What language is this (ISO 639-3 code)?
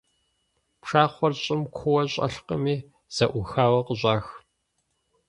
kbd